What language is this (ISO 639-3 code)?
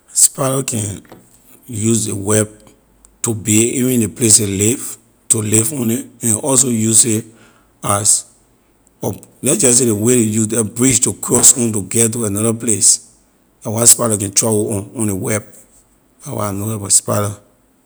lir